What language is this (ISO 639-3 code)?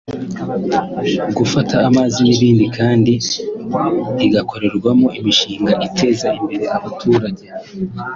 kin